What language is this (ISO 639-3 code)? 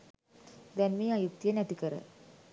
sin